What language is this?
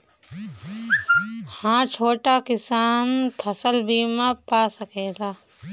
Bhojpuri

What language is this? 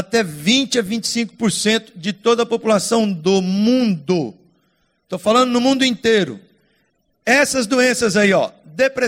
Portuguese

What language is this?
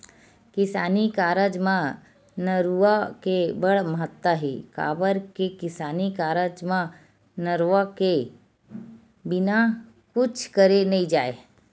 Chhattisgarhi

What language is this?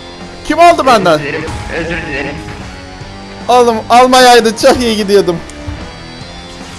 Turkish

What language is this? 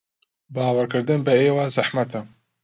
Central Kurdish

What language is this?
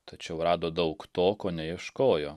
Lithuanian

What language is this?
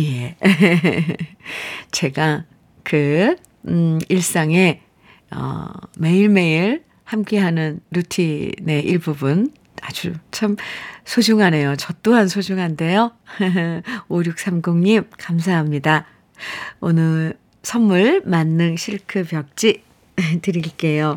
Korean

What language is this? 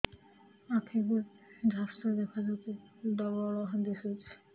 Odia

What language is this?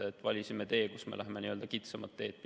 Estonian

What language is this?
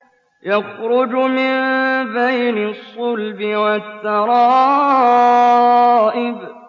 Arabic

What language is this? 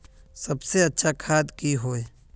Magahi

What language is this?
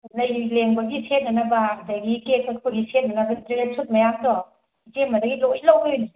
Manipuri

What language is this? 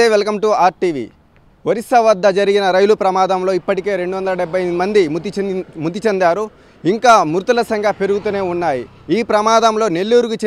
Hindi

